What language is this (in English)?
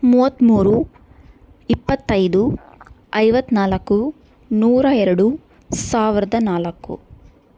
Kannada